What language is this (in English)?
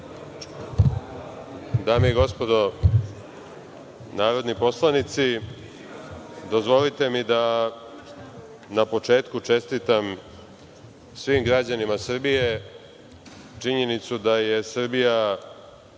Serbian